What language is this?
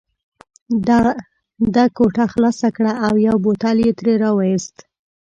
Pashto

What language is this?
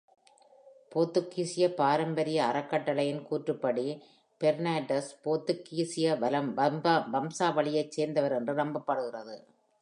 Tamil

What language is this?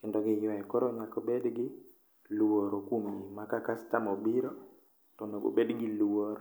Luo (Kenya and Tanzania)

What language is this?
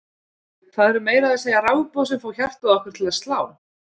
Icelandic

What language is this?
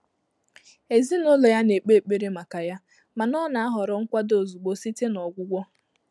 Igbo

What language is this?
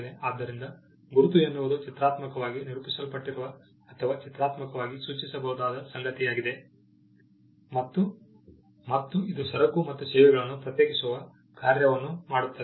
Kannada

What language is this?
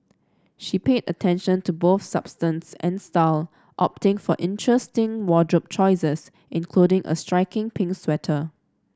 English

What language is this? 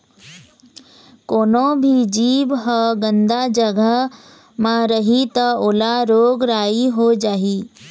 Chhattisgarhi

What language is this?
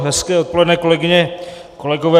Czech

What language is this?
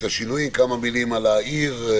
Hebrew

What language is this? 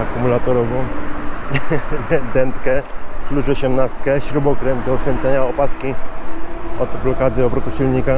Polish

